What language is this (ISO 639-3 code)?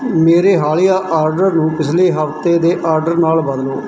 pan